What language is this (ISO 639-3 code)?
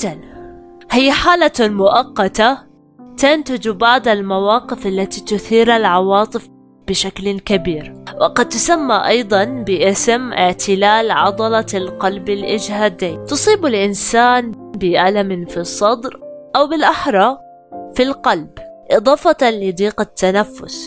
ara